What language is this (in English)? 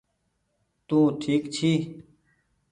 Goaria